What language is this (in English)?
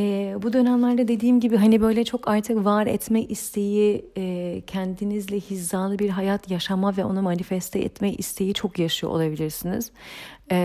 Turkish